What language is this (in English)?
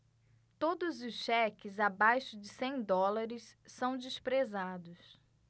Portuguese